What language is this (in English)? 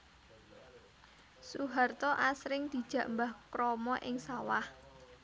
Javanese